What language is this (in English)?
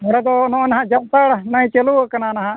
Santali